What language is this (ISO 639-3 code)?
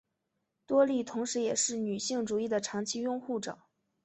zho